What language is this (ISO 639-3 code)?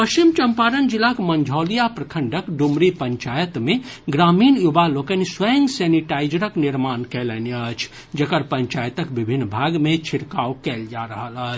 mai